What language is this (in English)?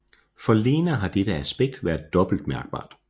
Danish